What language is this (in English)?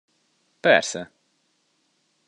Hungarian